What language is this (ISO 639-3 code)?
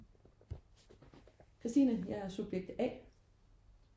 dan